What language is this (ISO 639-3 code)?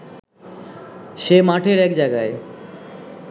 ben